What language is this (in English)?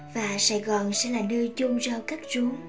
Vietnamese